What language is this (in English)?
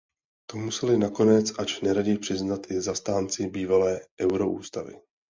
Czech